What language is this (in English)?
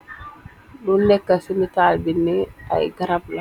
Wolof